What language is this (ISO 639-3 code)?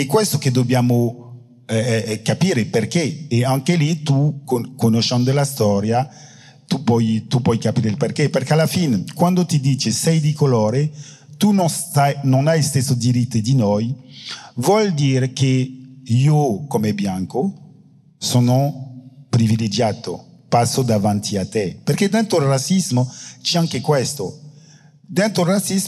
ita